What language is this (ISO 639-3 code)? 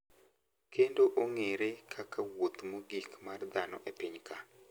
luo